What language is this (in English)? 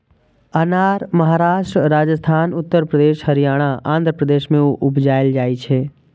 Maithili